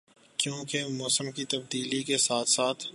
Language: Urdu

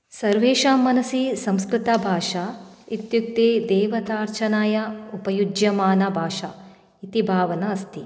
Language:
Sanskrit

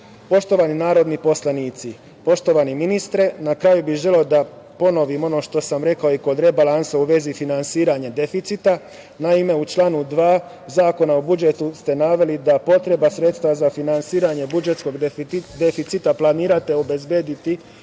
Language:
Serbian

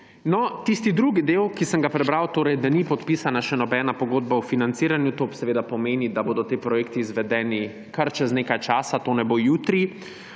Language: Slovenian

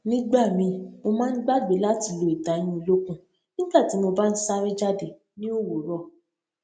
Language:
Yoruba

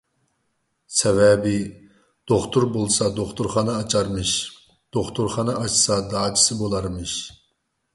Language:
Uyghur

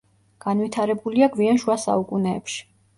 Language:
Georgian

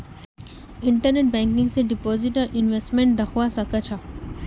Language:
Magahi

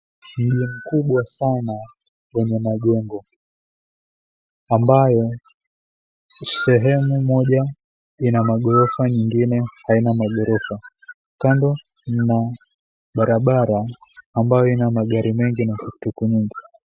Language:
Swahili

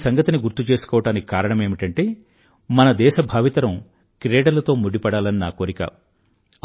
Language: Telugu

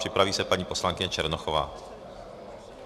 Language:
Czech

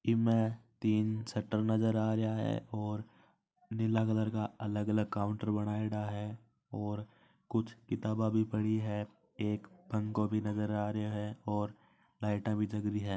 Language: Marwari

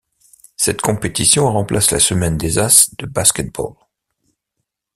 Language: French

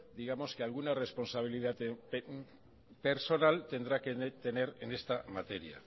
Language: Spanish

